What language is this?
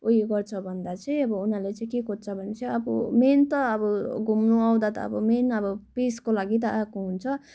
Nepali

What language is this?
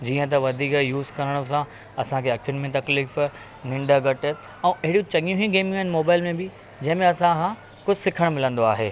Sindhi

